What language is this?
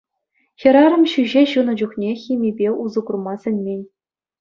Chuvash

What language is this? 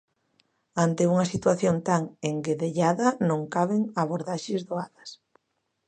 Galician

